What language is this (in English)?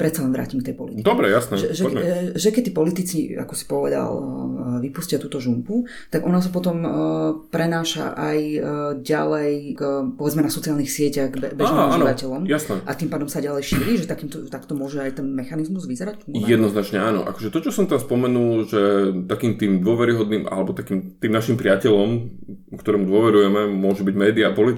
Slovak